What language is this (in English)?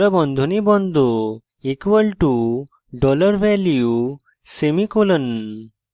Bangla